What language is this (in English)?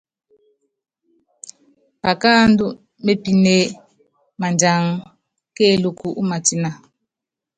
Yangben